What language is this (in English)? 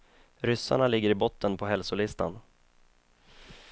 Swedish